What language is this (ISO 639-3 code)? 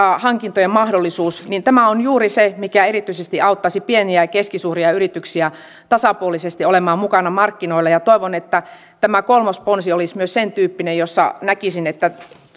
fin